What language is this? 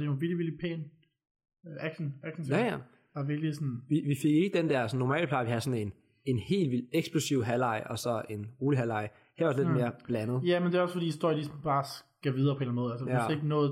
Danish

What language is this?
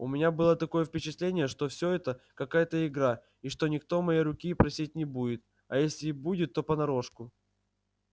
Russian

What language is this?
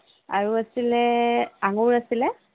Assamese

